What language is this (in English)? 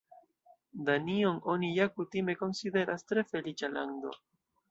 Esperanto